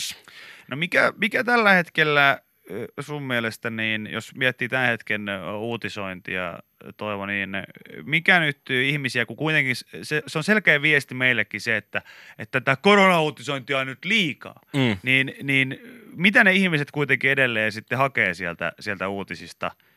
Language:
Finnish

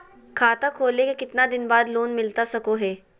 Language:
Magahi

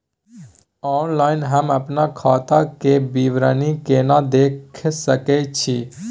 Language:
Maithili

